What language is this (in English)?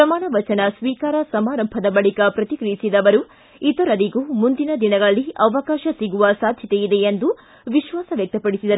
Kannada